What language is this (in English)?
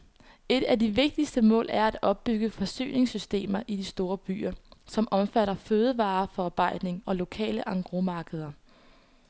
Danish